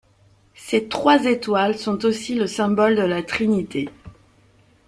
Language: French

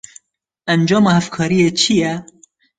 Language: Kurdish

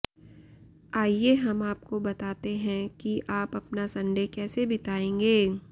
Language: Hindi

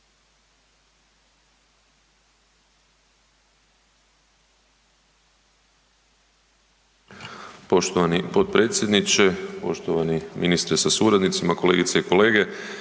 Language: Croatian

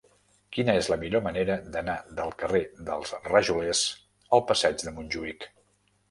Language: Catalan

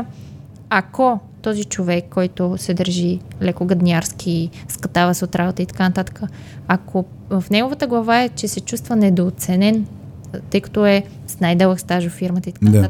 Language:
Bulgarian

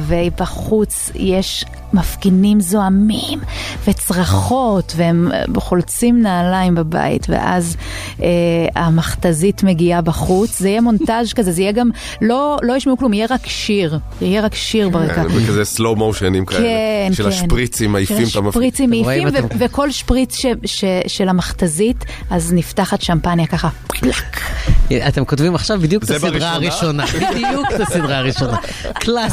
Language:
Hebrew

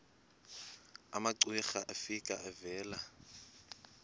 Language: Xhosa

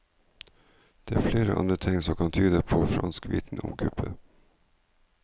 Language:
Norwegian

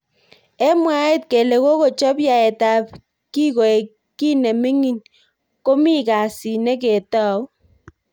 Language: Kalenjin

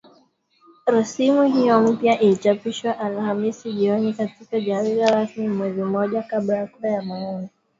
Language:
Swahili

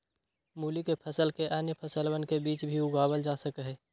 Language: Magahi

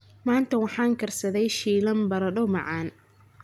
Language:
Somali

